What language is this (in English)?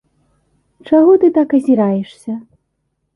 Belarusian